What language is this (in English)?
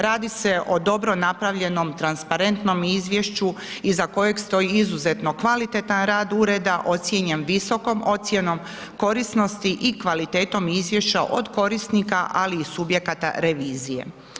Croatian